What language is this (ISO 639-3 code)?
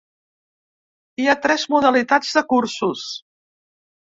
cat